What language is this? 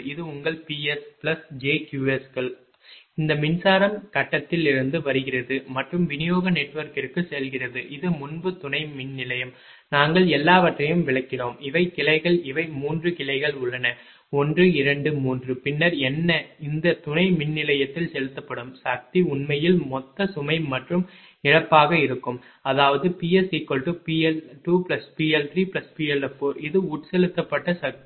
Tamil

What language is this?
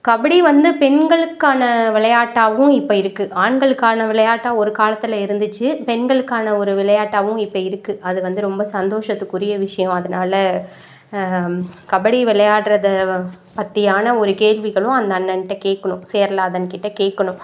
Tamil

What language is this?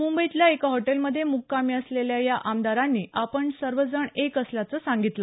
Marathi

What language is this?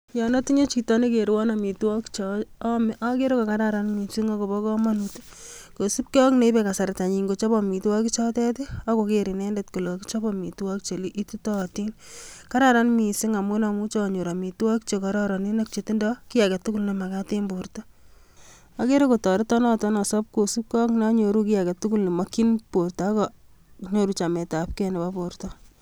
Kalenjin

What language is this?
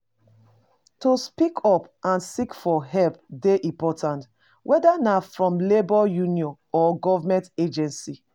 Nigerian Pidgin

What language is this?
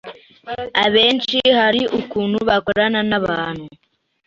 Kinyarwanda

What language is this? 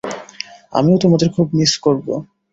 Bangla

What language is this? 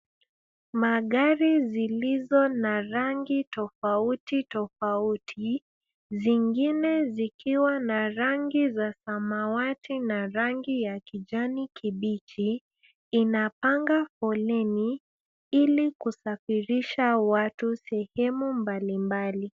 Swahili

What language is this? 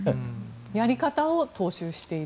Japanese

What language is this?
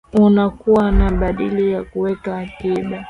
Swahili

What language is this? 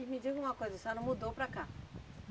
Portuguese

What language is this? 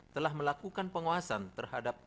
Indonesian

